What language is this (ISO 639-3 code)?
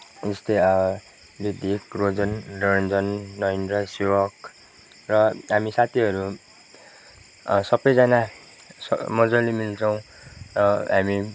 nep